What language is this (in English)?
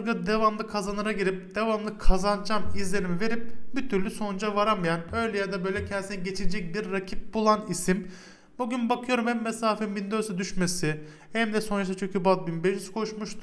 Turkish